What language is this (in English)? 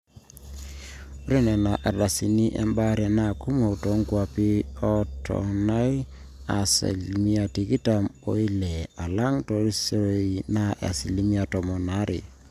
Masai